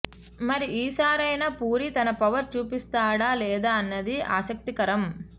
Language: Telugu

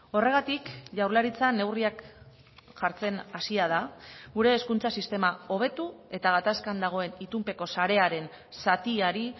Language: Basque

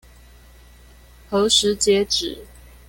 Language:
Chinese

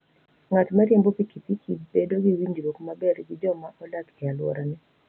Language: Luo (Kenya and Tanzania)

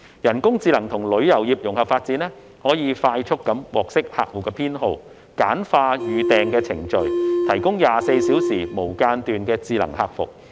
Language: Cantonese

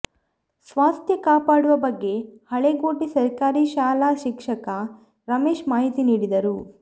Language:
Kannada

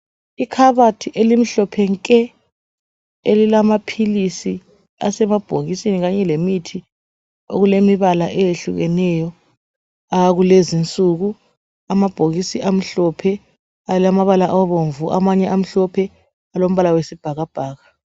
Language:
North Ndebele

